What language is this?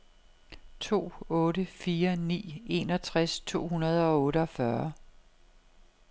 Danish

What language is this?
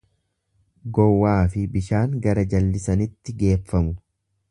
Oromo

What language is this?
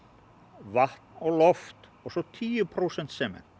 Icelandic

